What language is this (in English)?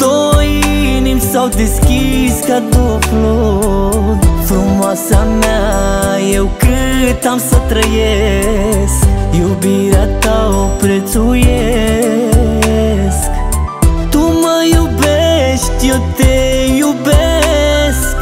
Romanian